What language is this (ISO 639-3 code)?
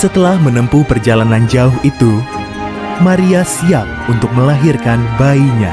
ind